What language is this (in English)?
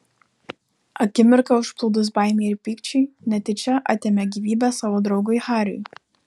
Lithuanian